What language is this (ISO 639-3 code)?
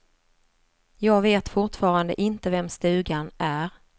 swe